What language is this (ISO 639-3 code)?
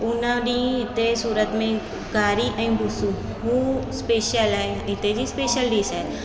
snd